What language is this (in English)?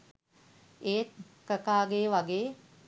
Sinhala